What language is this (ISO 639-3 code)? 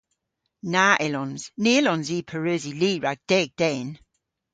cor